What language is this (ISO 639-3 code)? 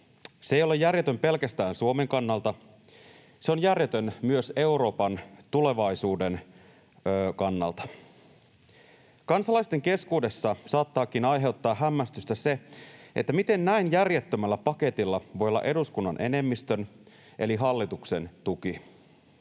fin